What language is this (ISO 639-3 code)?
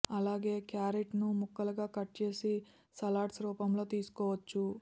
tel